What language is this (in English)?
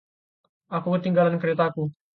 Indonesian